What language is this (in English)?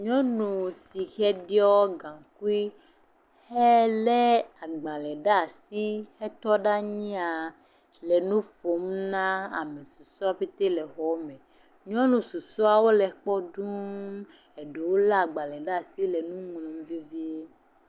Ewe